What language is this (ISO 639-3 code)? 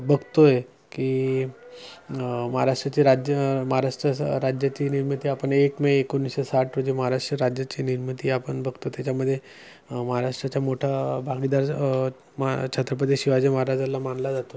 mar